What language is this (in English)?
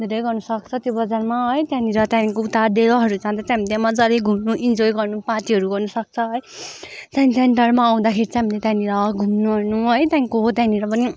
Nepali